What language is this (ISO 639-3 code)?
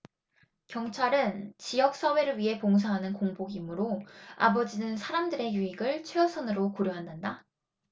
kor